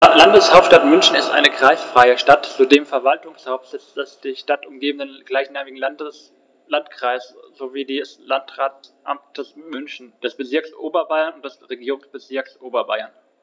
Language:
German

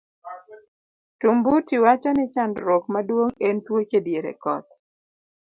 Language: Luo (Kenya and Tanzania)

